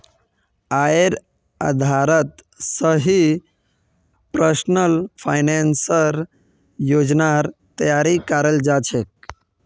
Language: Magahi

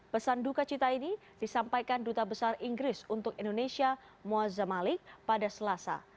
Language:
Indonesian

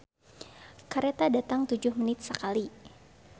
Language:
Sundanese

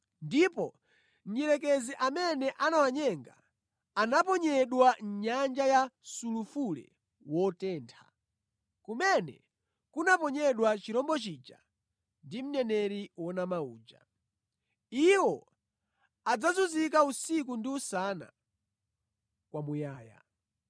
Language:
Nyanja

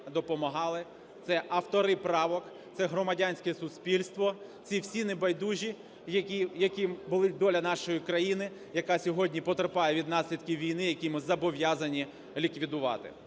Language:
Ukrainian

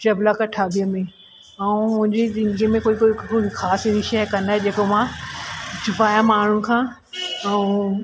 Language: Sindhi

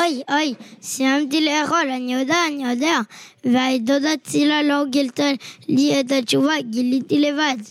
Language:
Hebrew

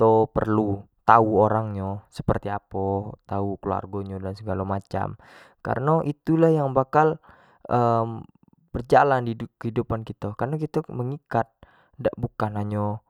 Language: Jambi Malay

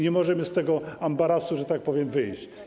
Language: Polish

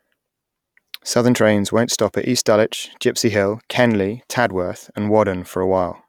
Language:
English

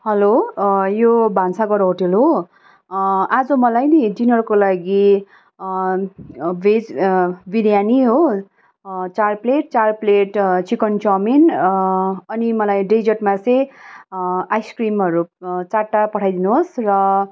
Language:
Nepali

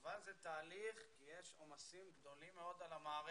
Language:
Hebrew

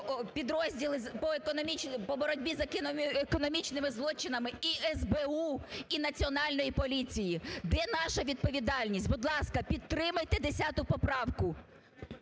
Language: Ukrainian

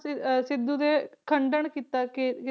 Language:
Punjabi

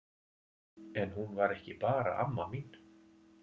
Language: Icelandic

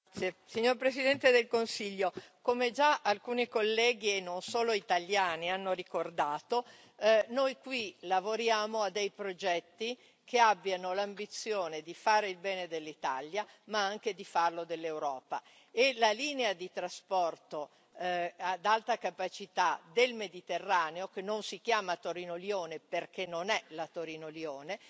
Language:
Italian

